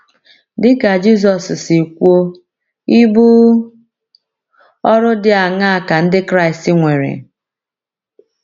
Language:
Igbo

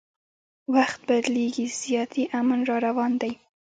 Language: Pashto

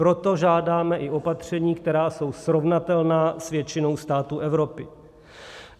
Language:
Czech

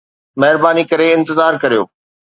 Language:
Sindhi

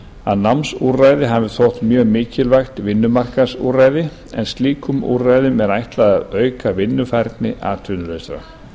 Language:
Icelandic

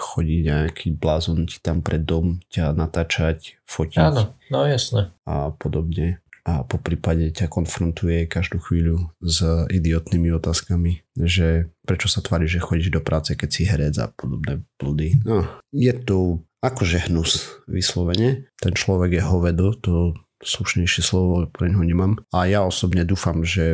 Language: Slovak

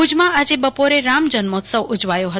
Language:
Gujarati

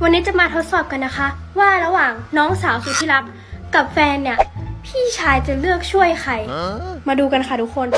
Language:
Thai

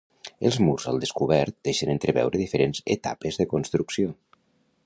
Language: Catalan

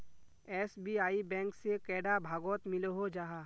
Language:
Magahi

